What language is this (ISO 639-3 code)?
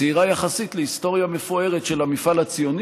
heb